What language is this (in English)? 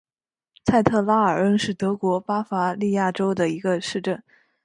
Chinese